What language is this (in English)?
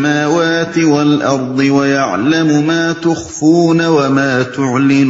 Urdu